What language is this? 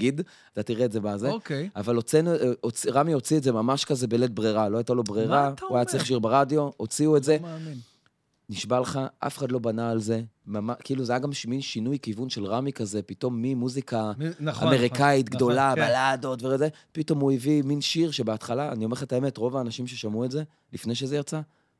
Hebrew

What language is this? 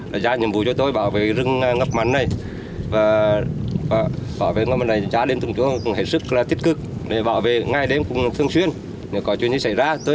Vietnamese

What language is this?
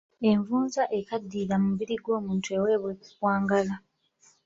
Ganda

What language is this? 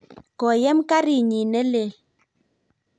Kalenjin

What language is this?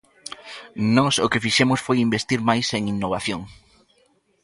Galician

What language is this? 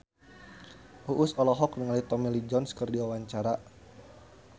Sundanese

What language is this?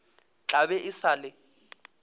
Northern Sotho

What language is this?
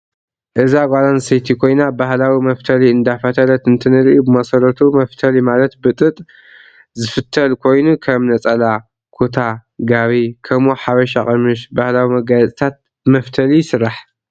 Tigrinya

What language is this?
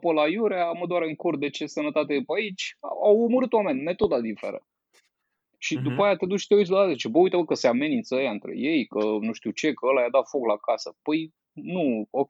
Romanian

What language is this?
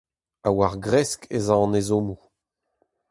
Breton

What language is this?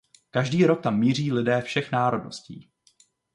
Czech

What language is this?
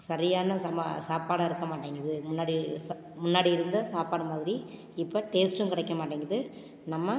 Tamil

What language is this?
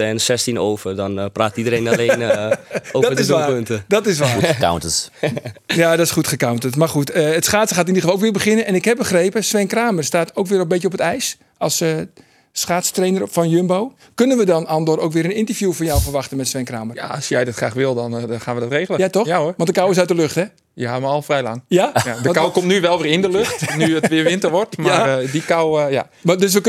Dutch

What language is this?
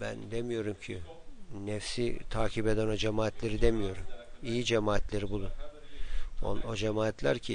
Turkish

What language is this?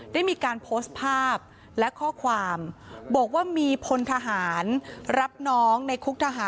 Thai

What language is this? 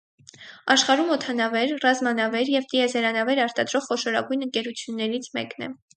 Armenian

